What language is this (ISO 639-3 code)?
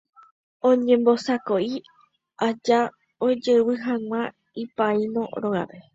grn